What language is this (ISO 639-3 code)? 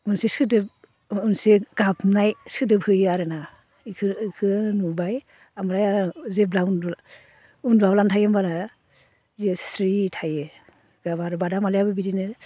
brx